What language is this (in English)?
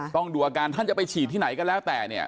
Thai